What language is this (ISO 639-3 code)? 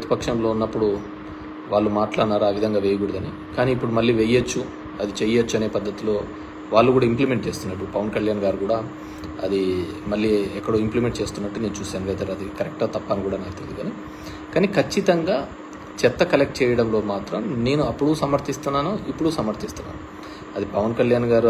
tel